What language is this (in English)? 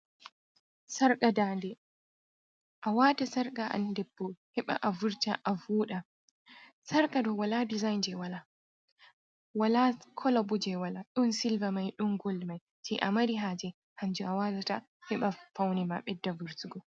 Fula